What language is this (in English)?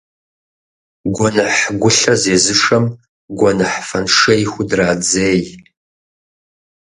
Kabardian